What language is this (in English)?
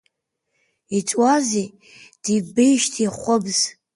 Abkhazian